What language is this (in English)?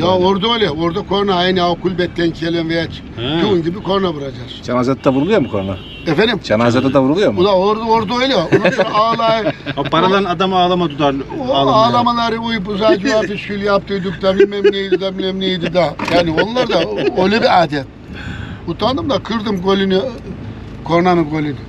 Turkish